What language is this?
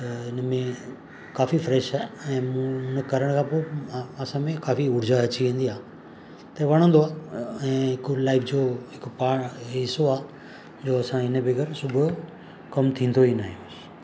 Sindhi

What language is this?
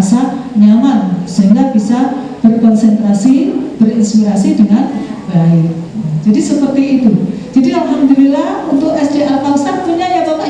Indonesian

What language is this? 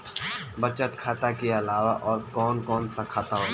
Bhojpuri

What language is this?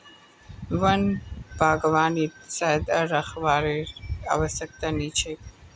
Magahi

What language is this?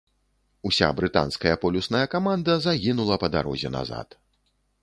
Belarusian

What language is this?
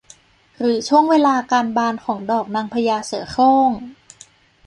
Thai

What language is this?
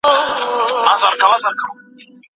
Pashto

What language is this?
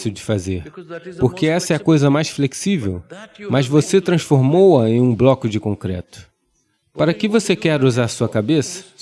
Portuguese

